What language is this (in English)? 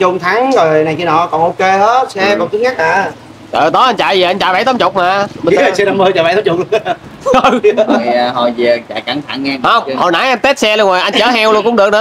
Vietnamese